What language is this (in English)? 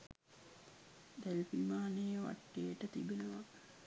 Sinhala